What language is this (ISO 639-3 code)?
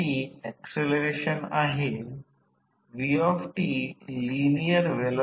mar